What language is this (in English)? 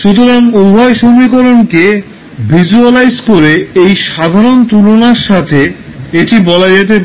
Bangla